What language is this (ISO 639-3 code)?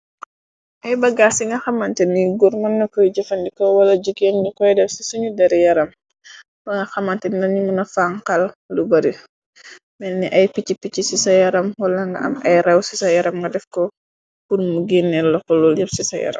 wol